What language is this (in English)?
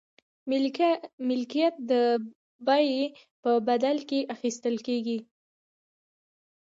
Pashto